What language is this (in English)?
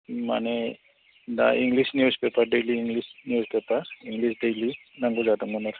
Bodo